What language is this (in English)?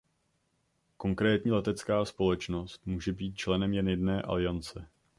Czech